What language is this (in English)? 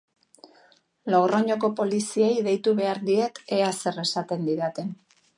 Basque